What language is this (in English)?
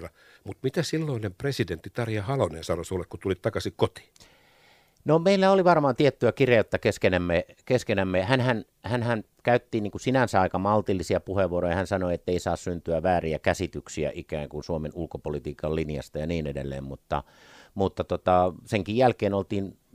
Finnish